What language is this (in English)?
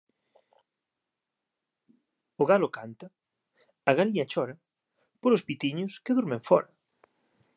Galician